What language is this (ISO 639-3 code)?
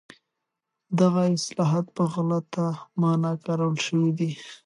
pus